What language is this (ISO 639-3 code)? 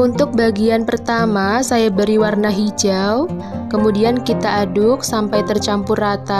ind